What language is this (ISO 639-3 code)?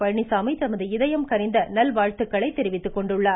tam